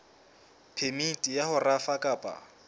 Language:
Southern Sotho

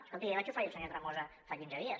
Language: Catalan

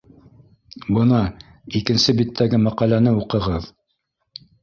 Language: Bashkir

